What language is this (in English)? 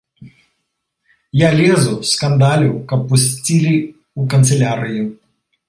Belarusian